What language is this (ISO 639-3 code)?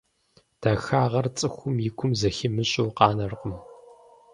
kbd